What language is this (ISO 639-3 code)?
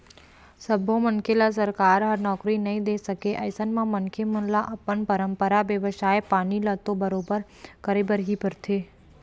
hne